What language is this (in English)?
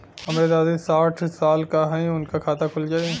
Bhojpuri